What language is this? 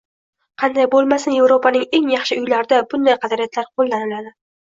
Uzbek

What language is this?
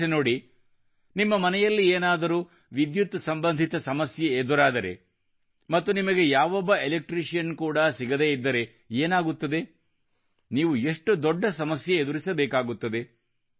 Kannada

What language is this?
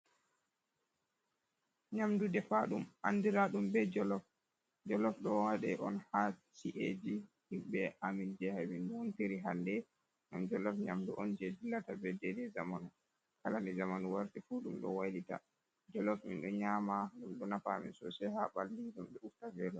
Fula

